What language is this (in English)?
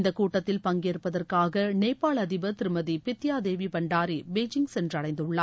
Tamil